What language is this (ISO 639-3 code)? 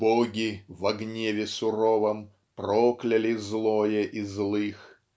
rus